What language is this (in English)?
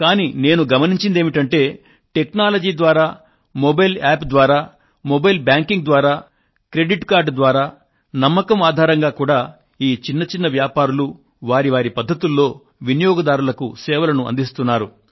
Telugu